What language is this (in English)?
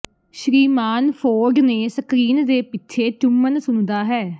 Punjabi